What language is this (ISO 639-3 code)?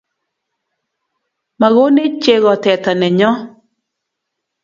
kln